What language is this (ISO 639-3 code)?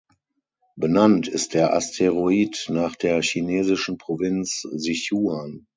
deu